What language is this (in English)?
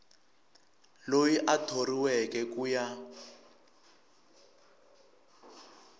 Tsonga